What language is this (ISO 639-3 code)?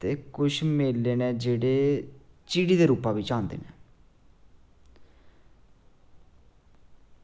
doi